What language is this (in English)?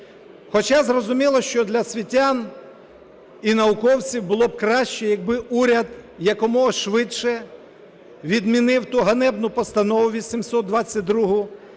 Ukrainian